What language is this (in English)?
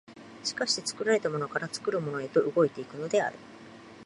Japanese